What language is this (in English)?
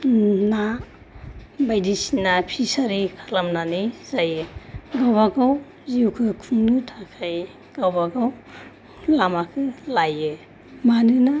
Bodo